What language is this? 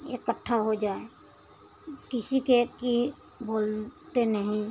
Hindi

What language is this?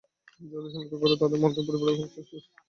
Bangla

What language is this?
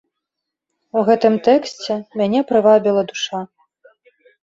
Belarusian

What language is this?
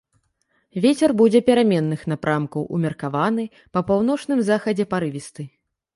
Belarusian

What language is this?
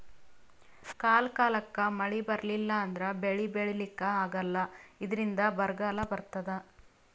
Kannada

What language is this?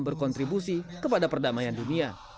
Indonesian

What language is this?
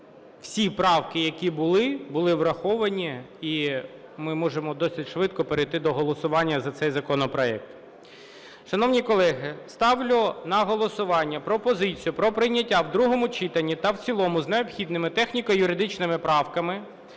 Ukrainian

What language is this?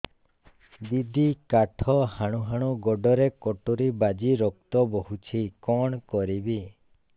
Odia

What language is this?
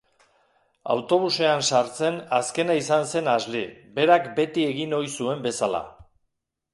Basque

